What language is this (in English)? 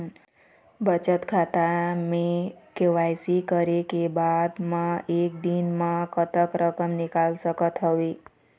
Chhattisgarhi